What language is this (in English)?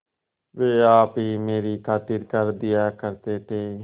Hindi